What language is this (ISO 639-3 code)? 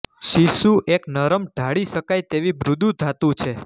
guj